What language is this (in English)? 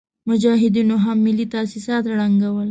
Pashto